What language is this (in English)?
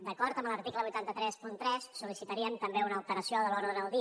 Catalan